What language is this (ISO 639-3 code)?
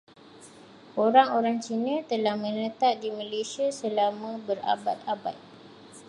msa